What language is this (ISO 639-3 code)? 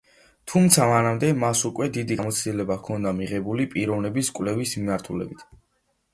kat